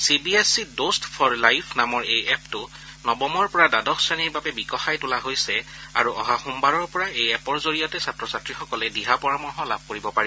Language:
Assamese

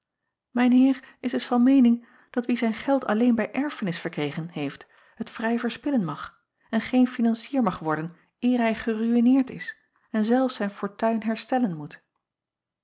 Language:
Dutch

